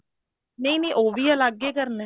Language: Punjabi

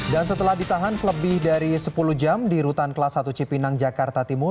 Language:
Indonesian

